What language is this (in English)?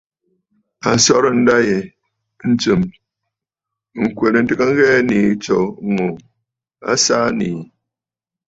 Bafut